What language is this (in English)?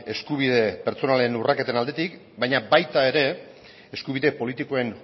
Basque